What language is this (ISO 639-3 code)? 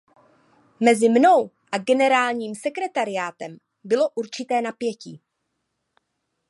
ces